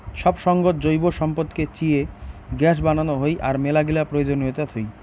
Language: Bangla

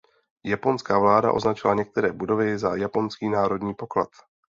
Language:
Czech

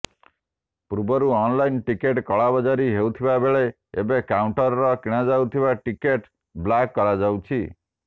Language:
Odia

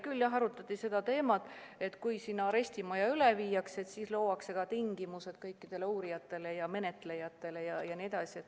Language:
Estonian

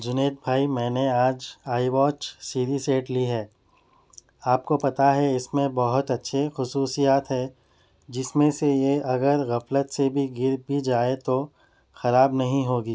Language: Urdu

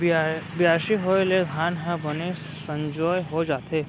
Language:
Chhattisgarhi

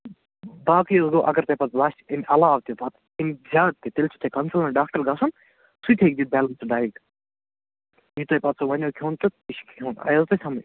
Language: Kashmiri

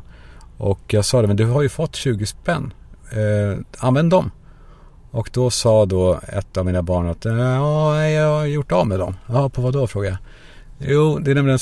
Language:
Swedish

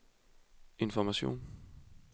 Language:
Danish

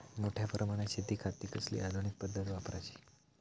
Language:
Marathi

